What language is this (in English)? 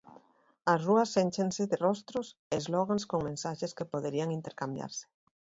Galician